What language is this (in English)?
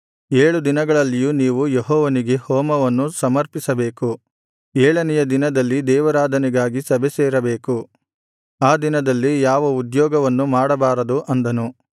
Kannada